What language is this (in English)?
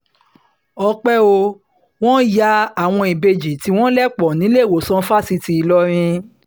Yoruba